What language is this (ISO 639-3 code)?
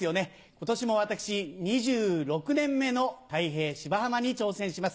jpn